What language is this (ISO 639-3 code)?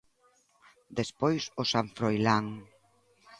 glg